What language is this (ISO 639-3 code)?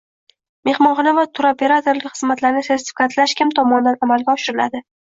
uzb